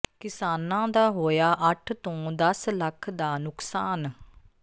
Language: Punjabi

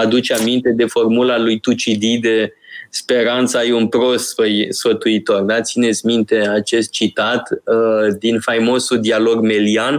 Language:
Romanian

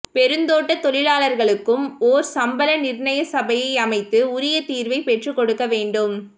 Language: Tamil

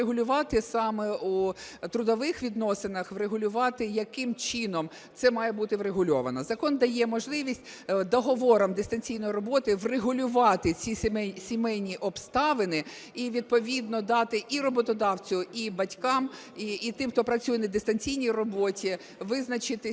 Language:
Ukrainian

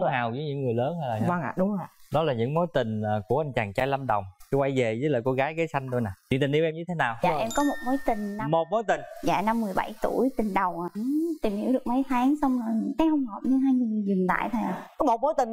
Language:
Vietnamese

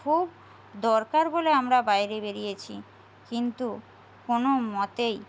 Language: Bangla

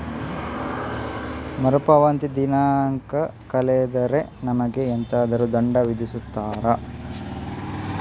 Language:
Kannada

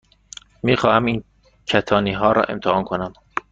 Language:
Persian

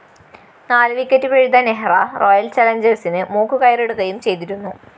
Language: Malayalam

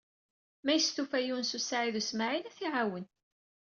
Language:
Kabyle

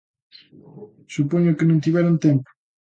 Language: Galician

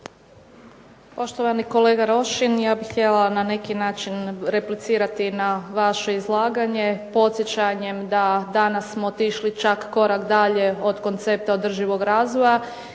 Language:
Croatian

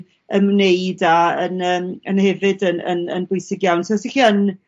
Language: Welsh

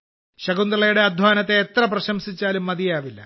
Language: Malayalam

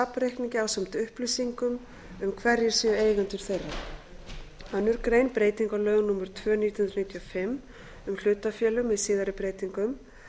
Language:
Icelandic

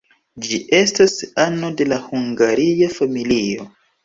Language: Esperanto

